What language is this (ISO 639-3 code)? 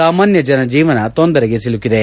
kan